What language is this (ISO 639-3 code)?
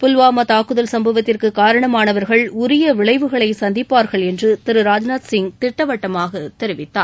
tam